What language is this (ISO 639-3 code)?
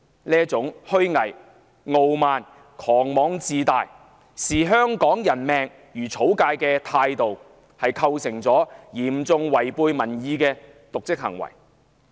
yue